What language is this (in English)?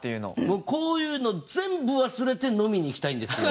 Japanese